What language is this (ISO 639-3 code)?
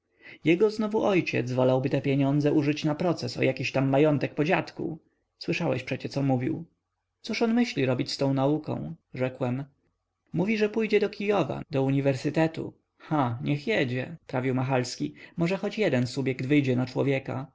pol